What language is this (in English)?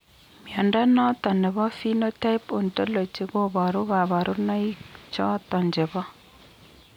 Kalenjin